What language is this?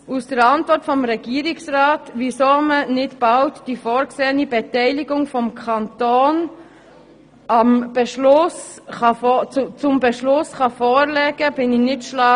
Swiss German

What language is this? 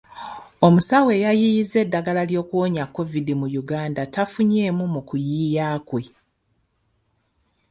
Ganda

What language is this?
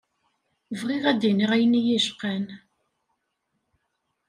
Kabyle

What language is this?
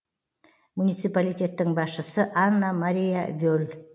Kazakh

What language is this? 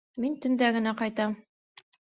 Bashkir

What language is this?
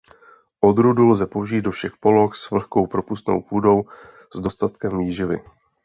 Czech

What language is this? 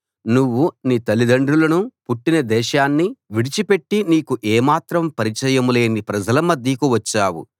Telugu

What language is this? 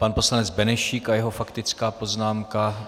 Czech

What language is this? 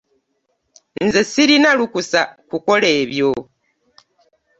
Ganda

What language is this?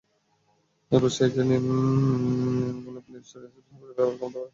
Bangla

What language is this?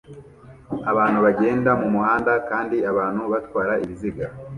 Kinyarwanda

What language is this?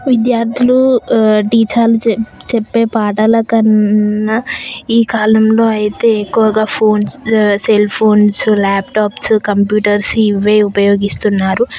Telugu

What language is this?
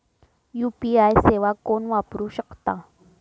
Marathi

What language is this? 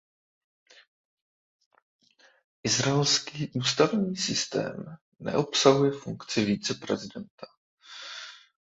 Czech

